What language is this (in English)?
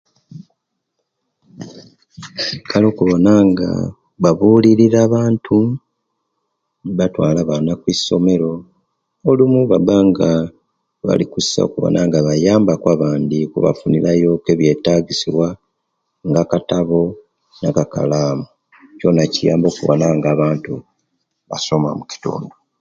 Kenyi